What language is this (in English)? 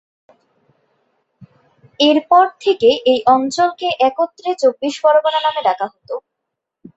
Bangla